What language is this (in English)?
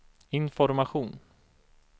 Swedish